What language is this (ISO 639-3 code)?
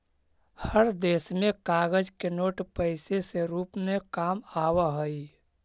mag